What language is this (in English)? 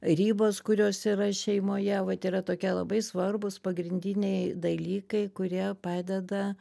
Lithuanian